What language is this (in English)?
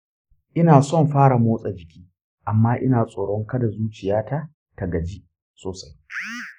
Hausa